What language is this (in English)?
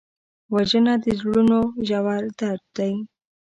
Pashto